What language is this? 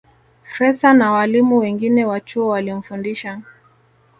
Swahili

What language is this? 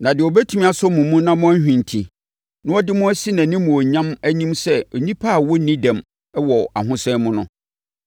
Akan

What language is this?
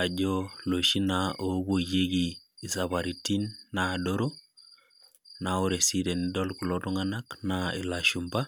Masai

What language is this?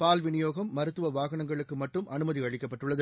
Tamil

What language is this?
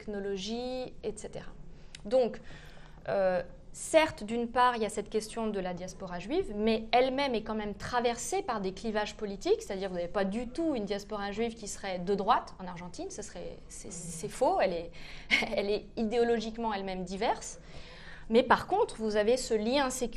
French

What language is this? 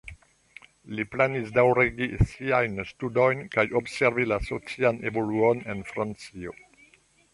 Esperanto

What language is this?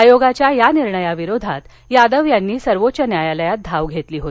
Marathi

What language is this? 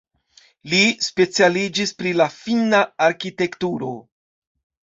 Esperanto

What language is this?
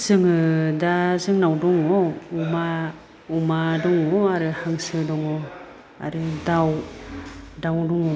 Bodo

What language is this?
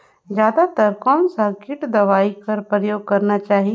Chhattisgarhi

